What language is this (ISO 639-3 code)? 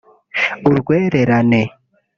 kin